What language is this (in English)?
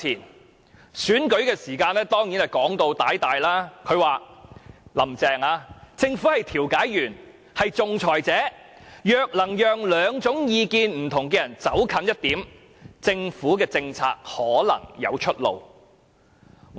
Cantonese